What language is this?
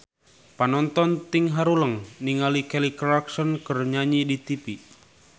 Sundanese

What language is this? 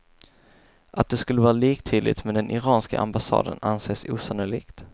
Swedish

